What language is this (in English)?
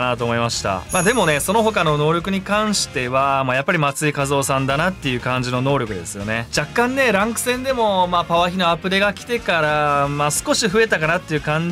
Japanese